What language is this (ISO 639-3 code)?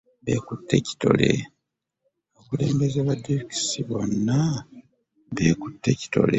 lug